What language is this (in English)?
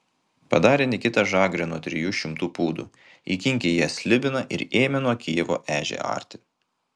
Lithuanian